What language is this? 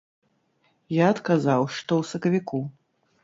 Belarusian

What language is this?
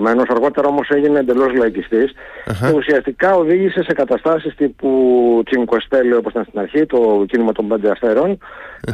Greek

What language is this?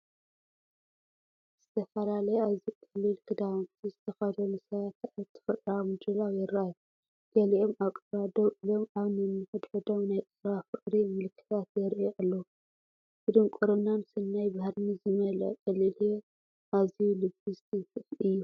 Tigrinya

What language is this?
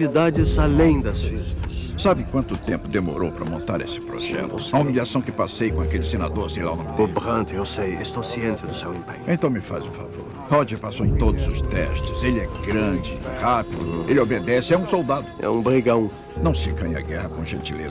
Portuguese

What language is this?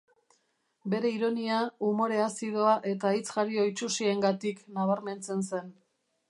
Basque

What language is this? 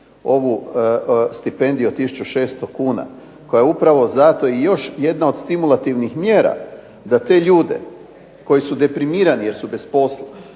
Croatian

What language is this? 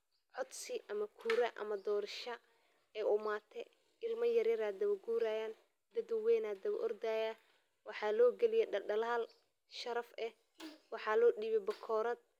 Somali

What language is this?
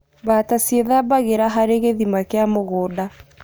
Kikuyu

